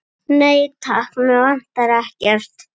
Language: Icelandic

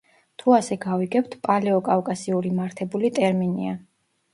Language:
Georgian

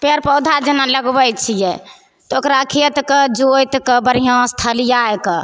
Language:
Maithili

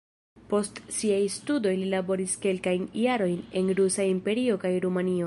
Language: Esperanto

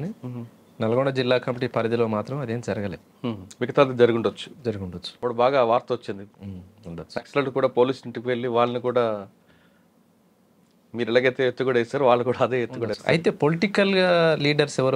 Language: Telugu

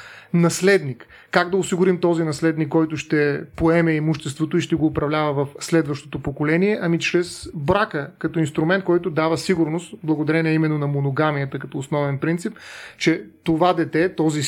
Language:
Bulgarian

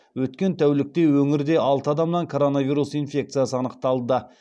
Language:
Kazakh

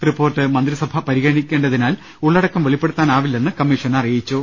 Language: Malayalam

